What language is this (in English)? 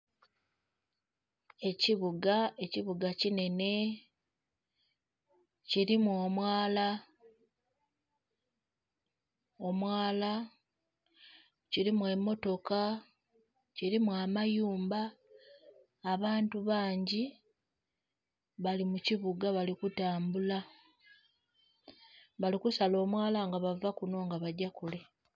Soga